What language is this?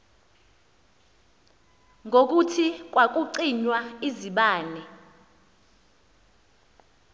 Xhosa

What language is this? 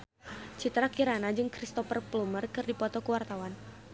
Sundanese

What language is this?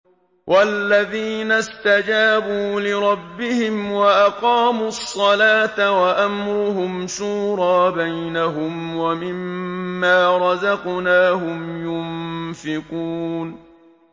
Arabic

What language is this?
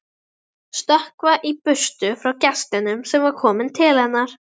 Icelandic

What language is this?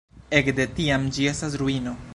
Esperanto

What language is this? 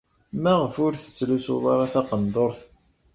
Kabyle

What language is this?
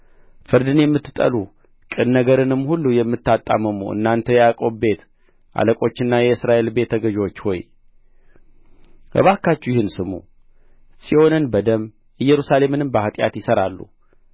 Amharic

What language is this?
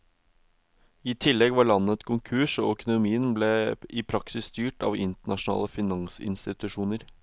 Norwegian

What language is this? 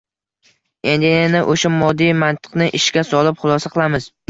Uzbek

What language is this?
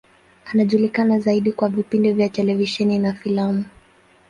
Swahili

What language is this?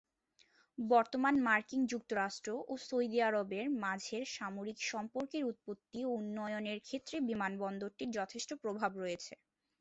Bangla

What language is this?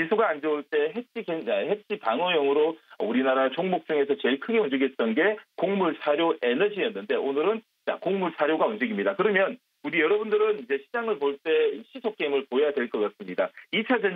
Korean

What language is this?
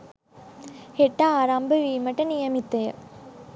Sinhala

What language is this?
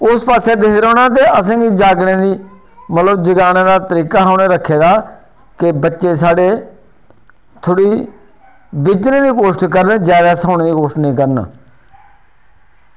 Dogri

